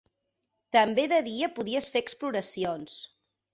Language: Catalan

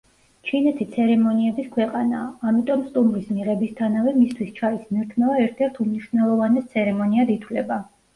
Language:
Georgian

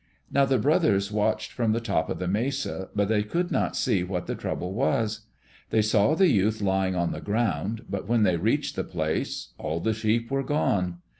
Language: English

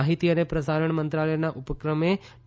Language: Gujarati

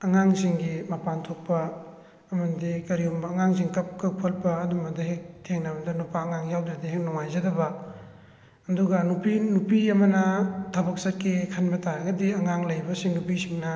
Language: Manipuri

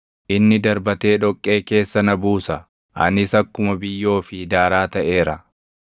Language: Oromo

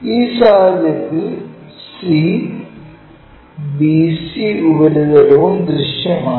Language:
Malayalam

